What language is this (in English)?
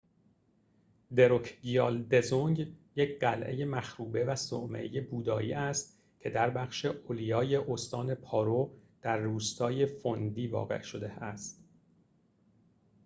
Persian